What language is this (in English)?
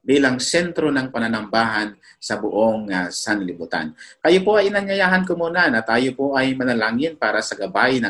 Filipino